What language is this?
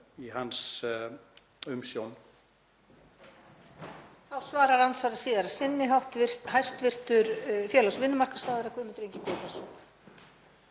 Icelandic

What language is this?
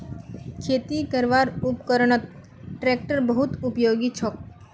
Magahi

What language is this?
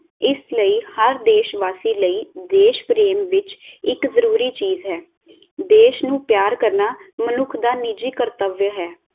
Punjabi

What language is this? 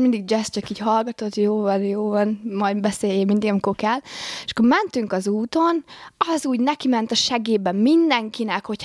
Hungarian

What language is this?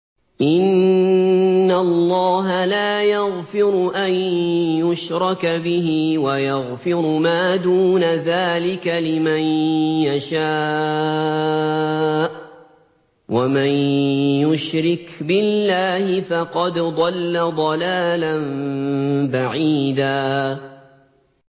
Arabic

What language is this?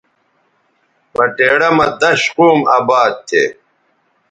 Bateri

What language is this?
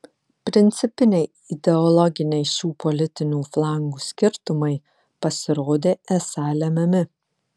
Lithuanian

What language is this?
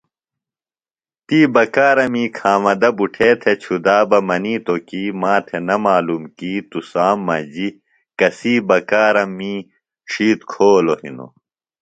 Phalura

